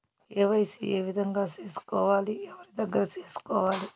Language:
Telugu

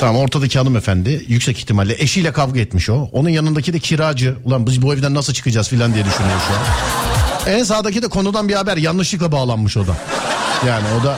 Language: Turkish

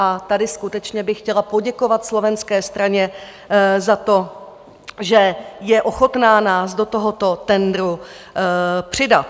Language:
Czech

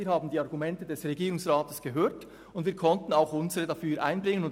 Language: Swiss German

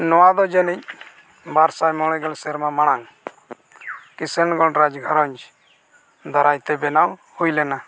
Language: Santali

